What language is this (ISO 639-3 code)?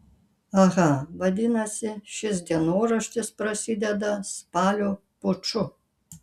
lit